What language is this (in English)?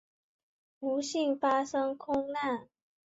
Chinese